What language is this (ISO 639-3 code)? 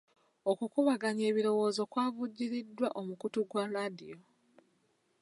lug